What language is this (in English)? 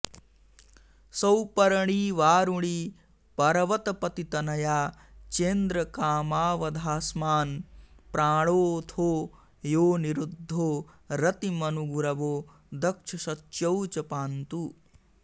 Sanskrit